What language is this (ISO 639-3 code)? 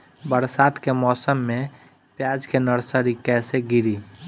bho